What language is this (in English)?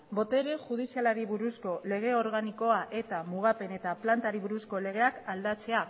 Basque